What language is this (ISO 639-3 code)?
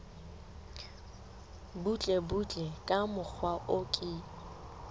sot